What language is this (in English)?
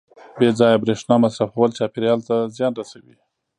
Pashto